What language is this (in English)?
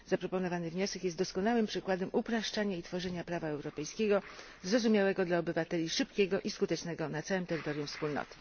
Polish